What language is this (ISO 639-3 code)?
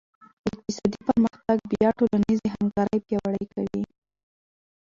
pus